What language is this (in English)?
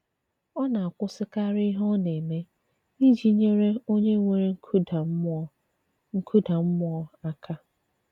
Igbo